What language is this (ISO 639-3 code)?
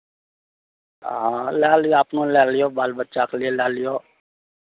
mai